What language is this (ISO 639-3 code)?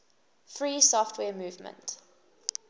eng